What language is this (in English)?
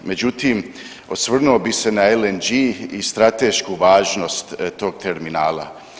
Croatian